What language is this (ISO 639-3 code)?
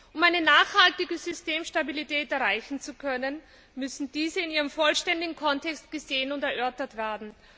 deu